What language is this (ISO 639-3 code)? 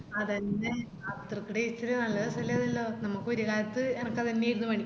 mal